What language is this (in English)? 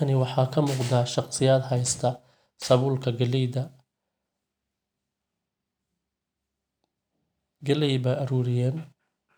Somali